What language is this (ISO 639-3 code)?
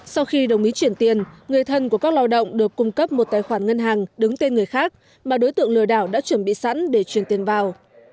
vie